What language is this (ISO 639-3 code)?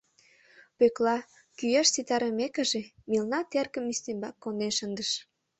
chm